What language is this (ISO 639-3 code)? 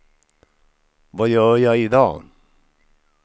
swe